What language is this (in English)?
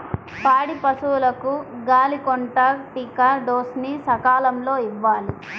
Telugu